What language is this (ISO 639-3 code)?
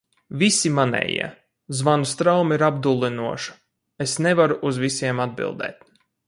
lav